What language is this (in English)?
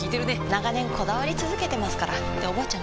Japanese